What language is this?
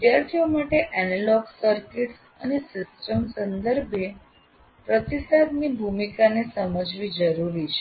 Gujarati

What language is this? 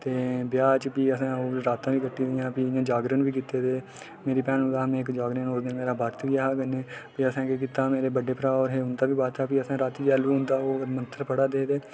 Dogri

